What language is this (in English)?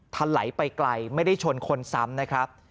Thai